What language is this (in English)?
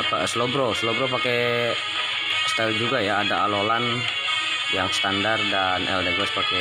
Indonesian